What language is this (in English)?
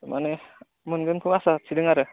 Bodo